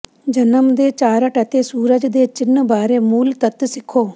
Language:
Punjabi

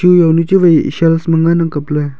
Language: Wancho Naga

